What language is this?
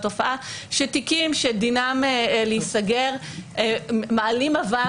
Hebrew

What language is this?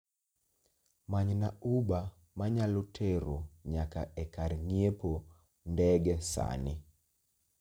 Luo (Kenya and Tanzania)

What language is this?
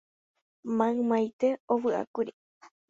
Guarani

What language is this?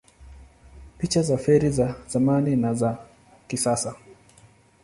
Swahili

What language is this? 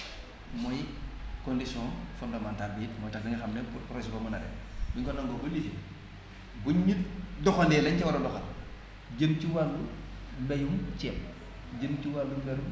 Wolof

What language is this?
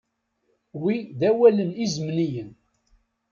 Kabyle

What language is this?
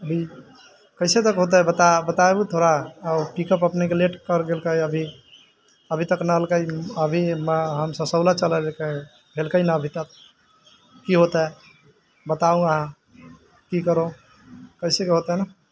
Maithili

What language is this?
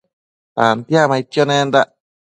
Matsés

